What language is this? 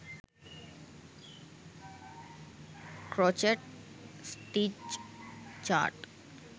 Sinhala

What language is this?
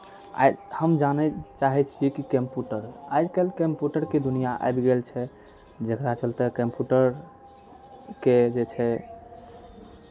Maithili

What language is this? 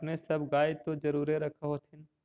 Magahi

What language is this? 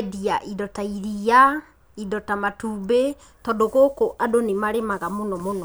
Kikuyu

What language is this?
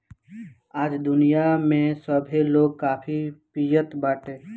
Bhojpuri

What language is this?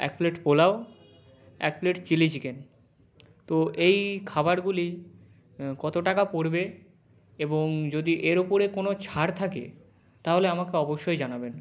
Bangla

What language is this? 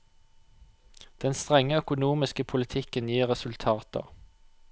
Norwegian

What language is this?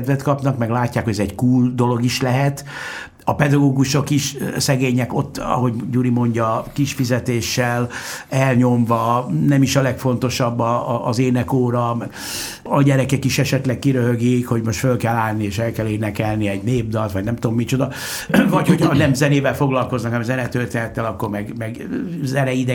Hungarian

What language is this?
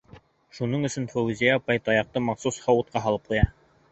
Bashkir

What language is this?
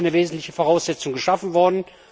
German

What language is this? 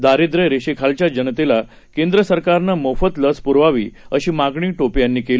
Marathi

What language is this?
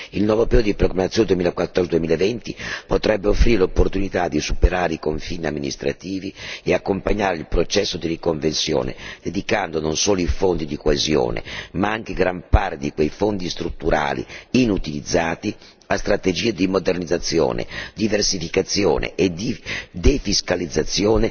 Italian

